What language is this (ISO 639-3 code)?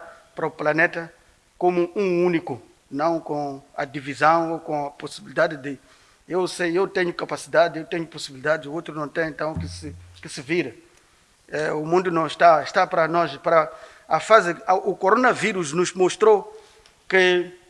por